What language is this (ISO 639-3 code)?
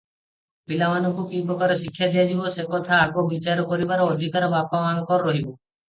ori